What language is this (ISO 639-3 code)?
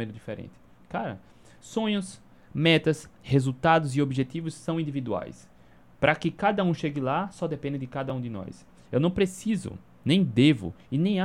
por